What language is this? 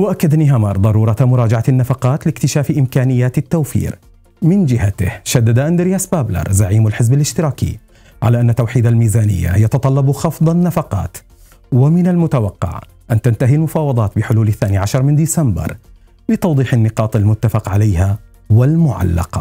Arabic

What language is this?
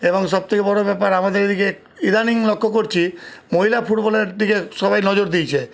Bangla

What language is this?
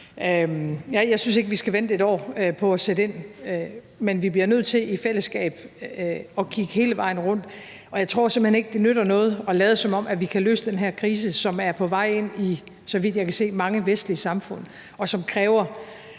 Danish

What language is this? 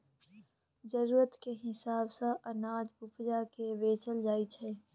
Maithili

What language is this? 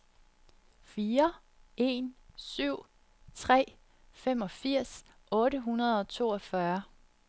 Danish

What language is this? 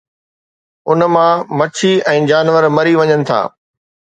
Sindhi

